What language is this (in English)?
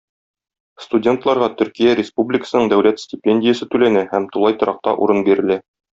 Tatar